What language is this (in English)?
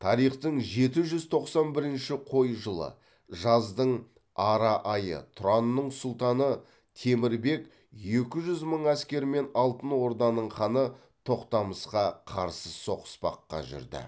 Kazakh